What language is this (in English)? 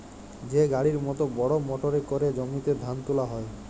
Bangla